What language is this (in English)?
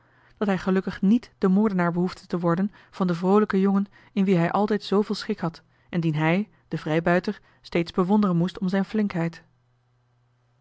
Dutch